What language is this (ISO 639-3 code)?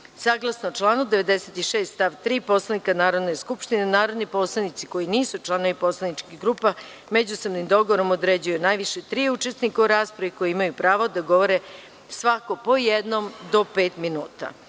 srp